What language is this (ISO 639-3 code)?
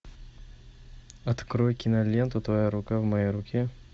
rus